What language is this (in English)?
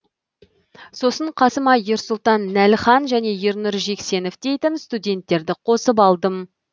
Kazakh